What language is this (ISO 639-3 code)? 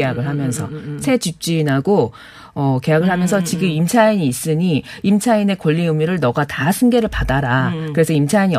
kor